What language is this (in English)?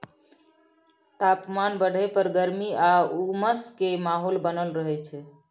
Maithili